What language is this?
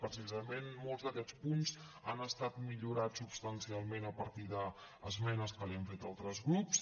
Catalan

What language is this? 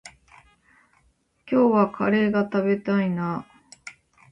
Japanese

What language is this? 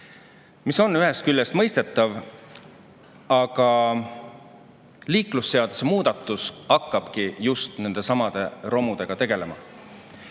Estonian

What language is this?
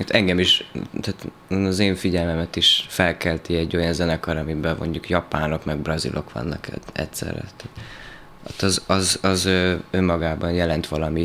Hungarian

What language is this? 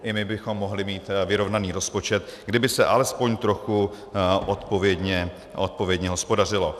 Czech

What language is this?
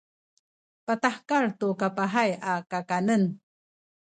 Sakizaya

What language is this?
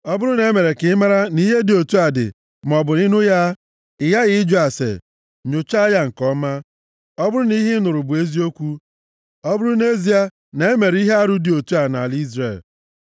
Igbo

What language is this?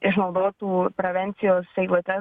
Lithuanian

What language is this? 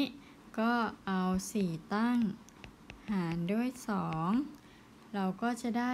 Thai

